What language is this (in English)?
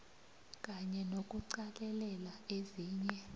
South Ndebele